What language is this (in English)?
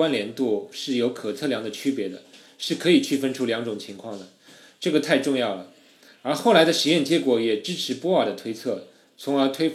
Chinese